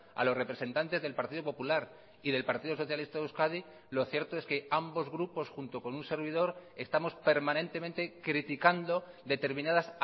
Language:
Spanish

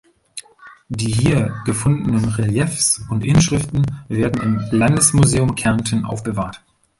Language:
German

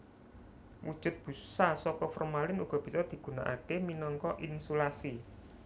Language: Javanese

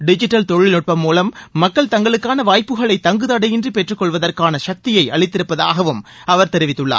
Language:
Tamil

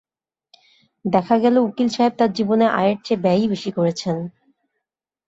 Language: Bangla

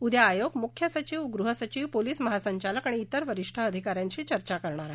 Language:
Marathi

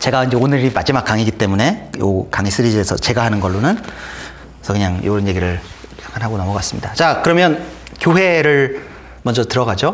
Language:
Korean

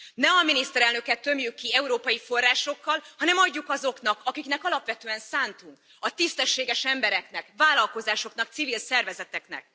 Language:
Hungarian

